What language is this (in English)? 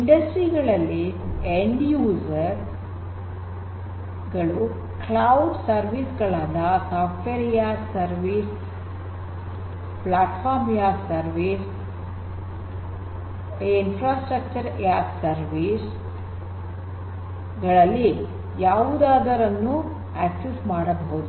Kannada